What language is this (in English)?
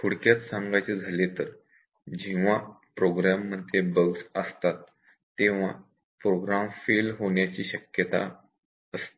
Marathi